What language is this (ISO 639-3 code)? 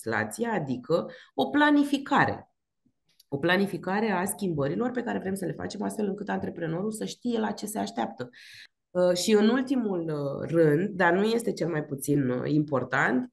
ron